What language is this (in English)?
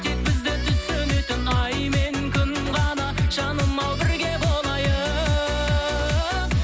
Kazakh